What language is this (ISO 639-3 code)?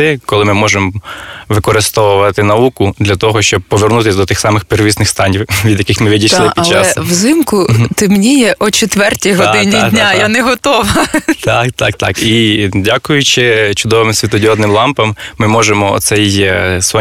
ukr